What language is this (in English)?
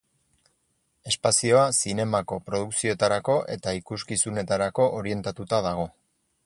Basque